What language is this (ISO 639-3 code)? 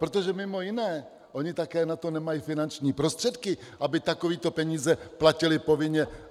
ces